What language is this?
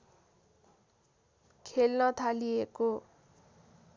Nepali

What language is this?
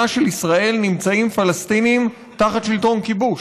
Hebrew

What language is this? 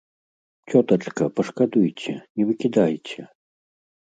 Belarusian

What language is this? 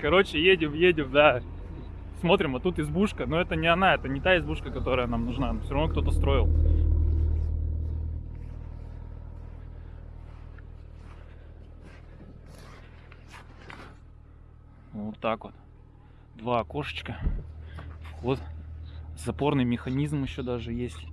Russian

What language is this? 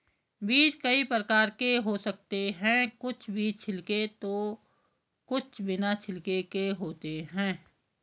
Hindi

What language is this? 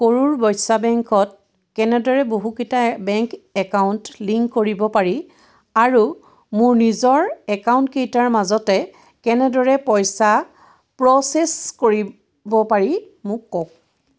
Assamese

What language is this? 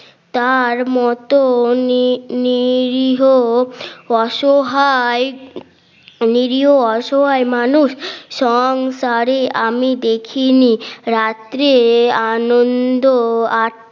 Bangla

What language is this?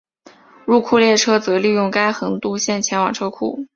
Chinese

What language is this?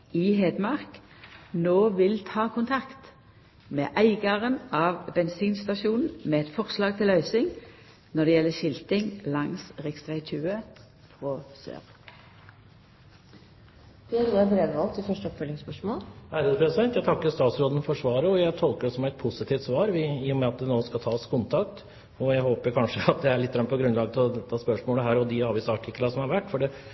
Norwegian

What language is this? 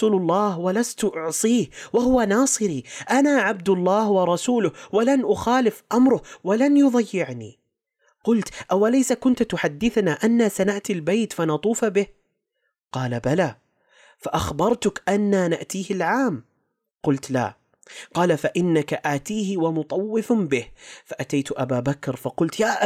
Arabic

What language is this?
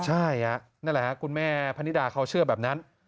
Thai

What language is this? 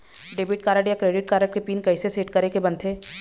Chhattisgarhi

